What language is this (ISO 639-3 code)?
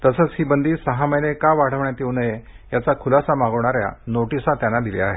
mar